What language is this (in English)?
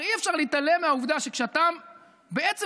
Hebrew